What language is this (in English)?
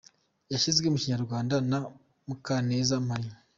Kinyarwanda